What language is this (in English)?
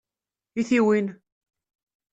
Kabyle